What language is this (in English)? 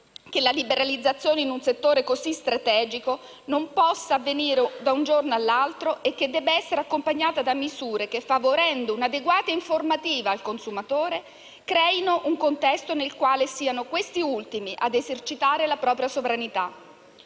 Italian